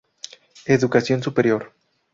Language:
Spanish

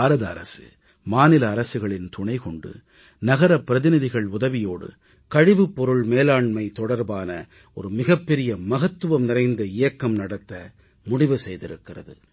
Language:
Tamil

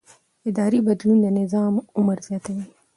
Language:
Pashto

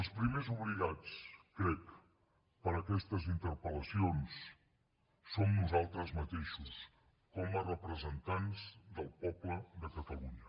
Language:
Catalan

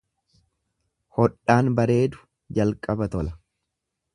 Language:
Oromo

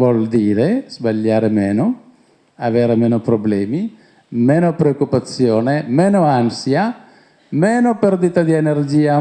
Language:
Italian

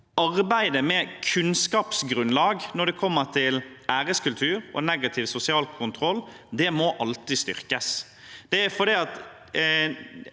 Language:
Norwegian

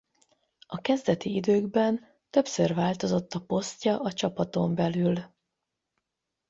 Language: Hungarian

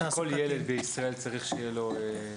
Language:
Hebrew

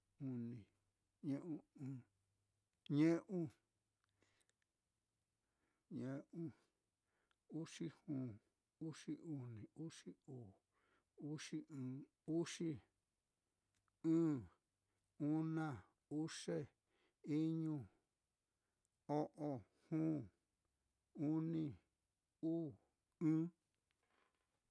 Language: Mitlatongo Mixtec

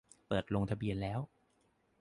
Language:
Thai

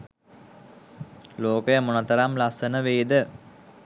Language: Sinhala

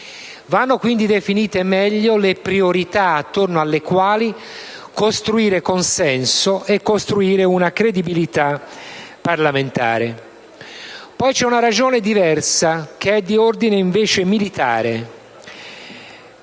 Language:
Italian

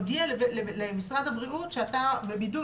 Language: Hebrew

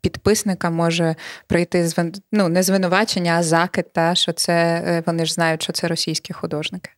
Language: Ukrainian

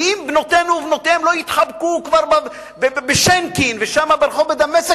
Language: Hebrew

